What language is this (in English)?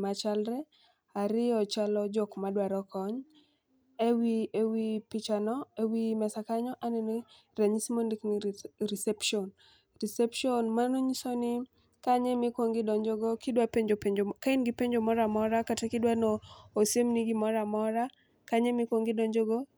Luo (Kenya and Tanzania)